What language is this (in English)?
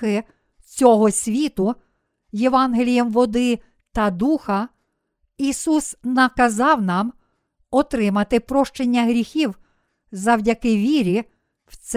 Ukrainian